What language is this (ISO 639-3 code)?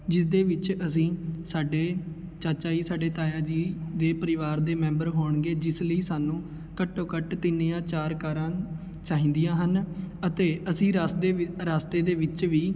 pan